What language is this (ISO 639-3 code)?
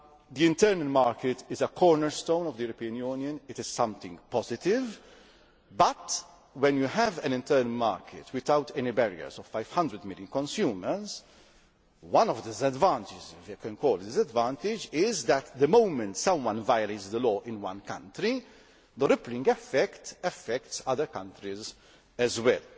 eng